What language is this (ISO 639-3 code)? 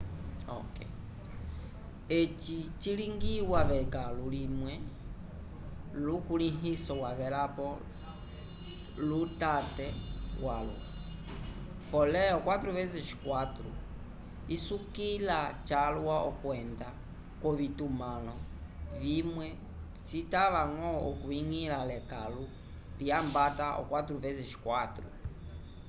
umb